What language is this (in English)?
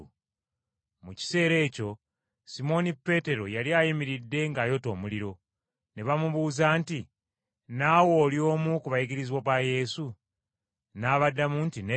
Ganda